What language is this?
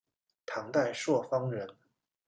Chinese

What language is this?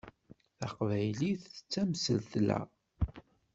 Kabyle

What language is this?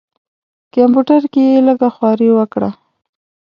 Pashto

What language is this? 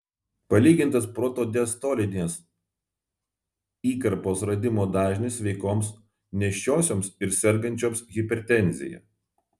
Lithuanian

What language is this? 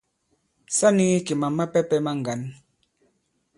Bankon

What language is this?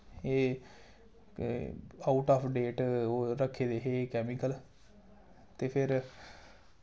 Dogri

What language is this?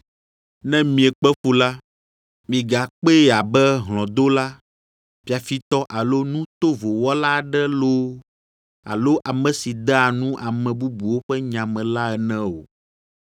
Ewe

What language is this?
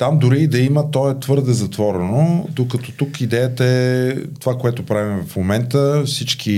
Bulgarian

